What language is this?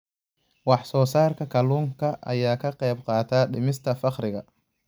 Somali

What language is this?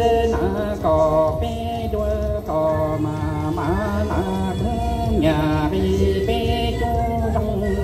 Vietnamese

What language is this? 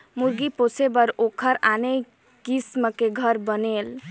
Chhattisgarhi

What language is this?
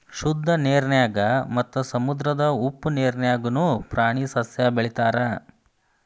Kannada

